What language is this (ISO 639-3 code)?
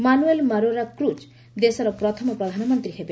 ori